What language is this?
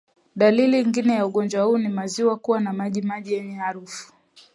Swahili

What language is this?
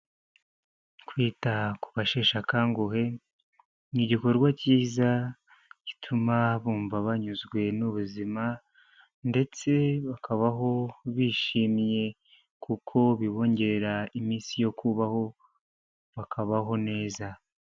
Kinyarwanda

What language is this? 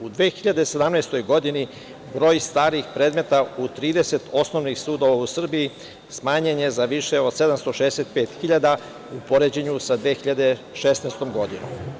Serbian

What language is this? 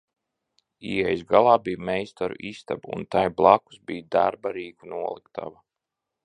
Latvian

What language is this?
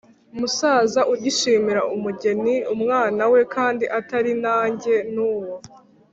Kinyarwanda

